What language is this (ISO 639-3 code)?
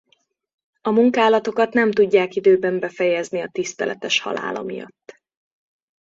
hun